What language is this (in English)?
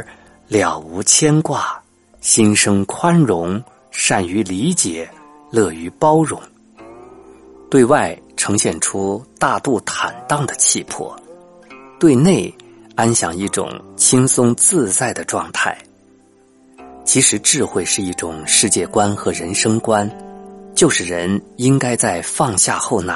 Chinese